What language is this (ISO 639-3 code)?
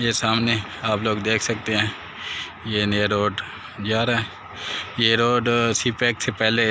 hin